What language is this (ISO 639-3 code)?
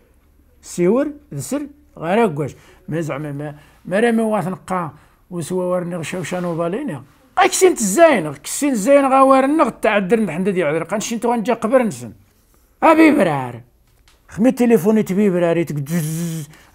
ara